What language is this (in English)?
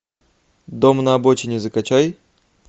Russian